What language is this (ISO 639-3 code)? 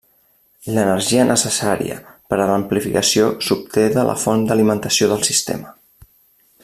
cat